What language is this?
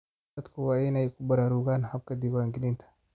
Somali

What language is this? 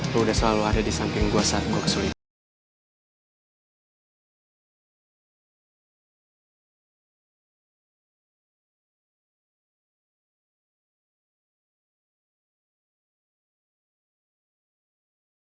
Indonesian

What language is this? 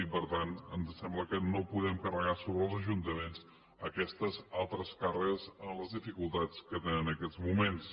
Catalan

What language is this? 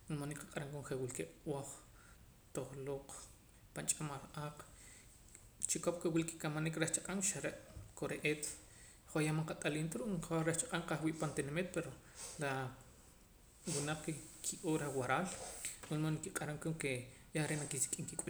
Poqomam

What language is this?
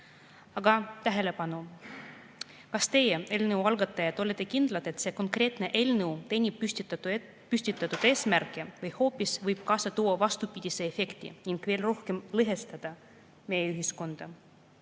Estonian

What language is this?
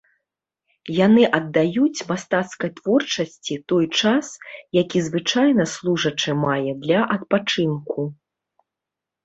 Belarusian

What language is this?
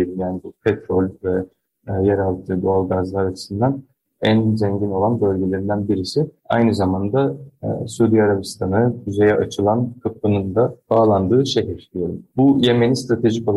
Turkish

